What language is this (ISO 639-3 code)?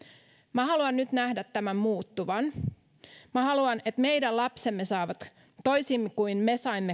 fin